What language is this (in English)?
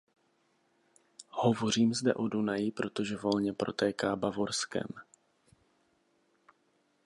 Czech